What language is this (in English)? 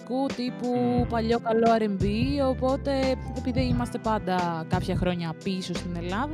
Greek